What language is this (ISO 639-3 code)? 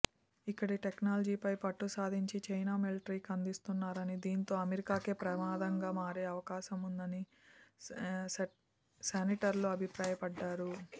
tel